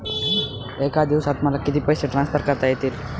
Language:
Marathi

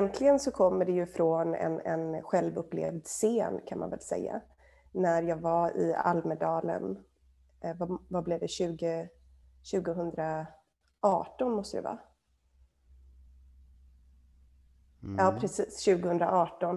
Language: Swedish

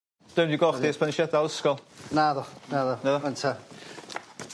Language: Welsh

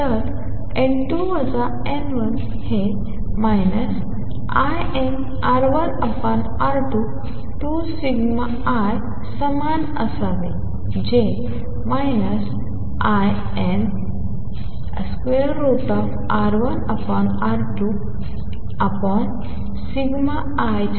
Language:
Marathi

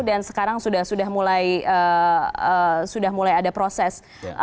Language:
Indonesian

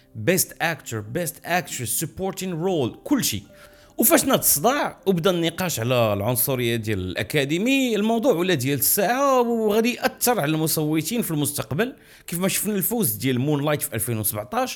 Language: Arabic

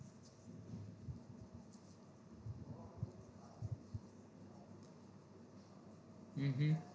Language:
Gujarati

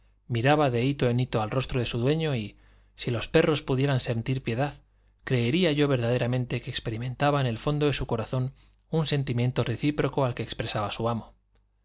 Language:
Spanish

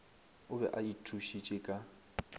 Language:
Northern Sotho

